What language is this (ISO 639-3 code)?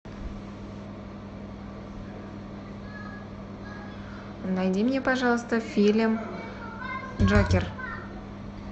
rus